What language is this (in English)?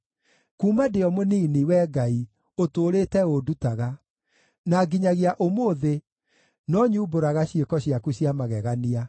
Kikuyu